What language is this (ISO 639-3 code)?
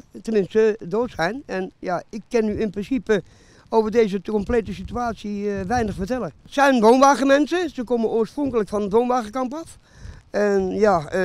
nld